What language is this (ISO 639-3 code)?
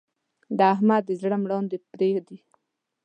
pus